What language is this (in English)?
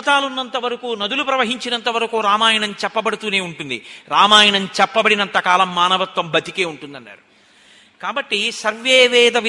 Telugu